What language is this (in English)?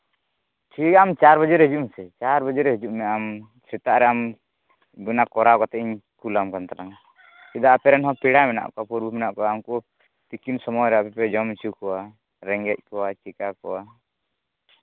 Santali